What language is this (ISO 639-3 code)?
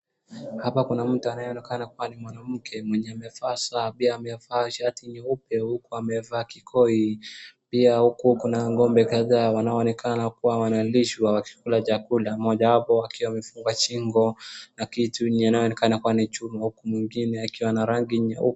swa